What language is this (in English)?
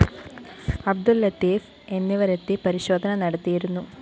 Malayalam